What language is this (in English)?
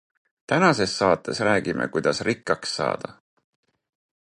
Estonian